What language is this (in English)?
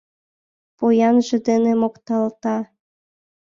Mari